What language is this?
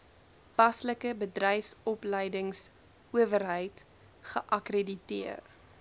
Afrikaans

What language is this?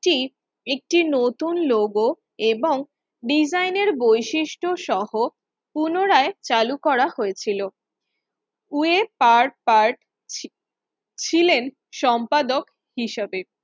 Bangla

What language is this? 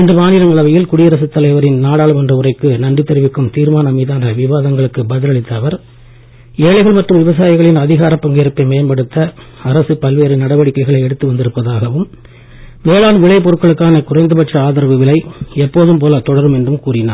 Tamil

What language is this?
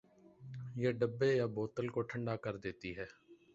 Urdu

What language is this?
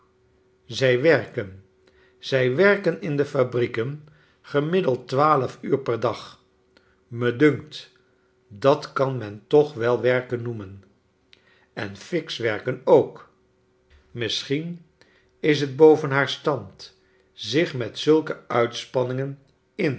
Dutch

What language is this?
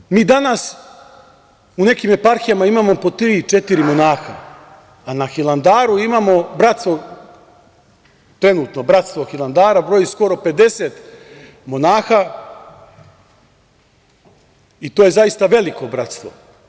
Serbian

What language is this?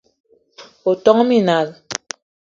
Eton (Cameroon)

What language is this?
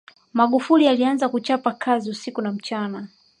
Swahili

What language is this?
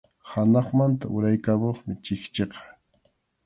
Arequipa-La Unión Quechua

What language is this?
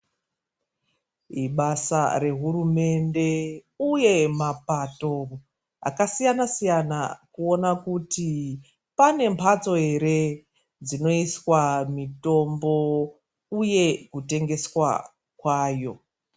Ndau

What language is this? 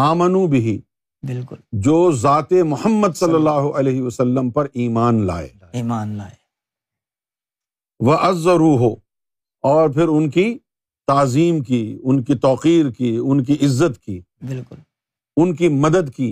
Urdu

